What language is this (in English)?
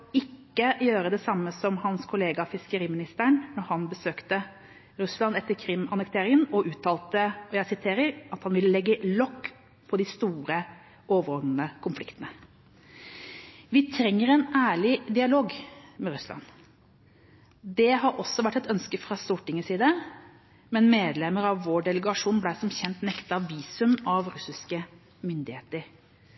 Norwegian Bokmål